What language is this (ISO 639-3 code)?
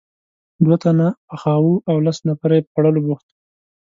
pus